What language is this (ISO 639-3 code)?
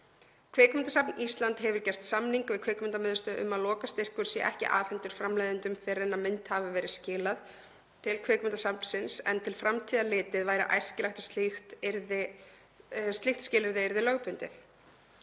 isl